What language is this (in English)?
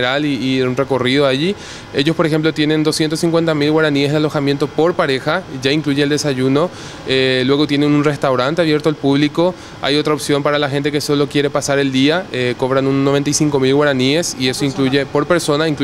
Spanish